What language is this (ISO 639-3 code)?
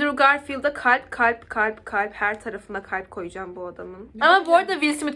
tur